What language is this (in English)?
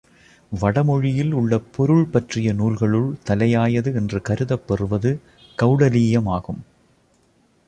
Tamil